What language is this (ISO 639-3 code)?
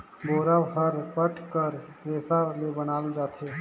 hne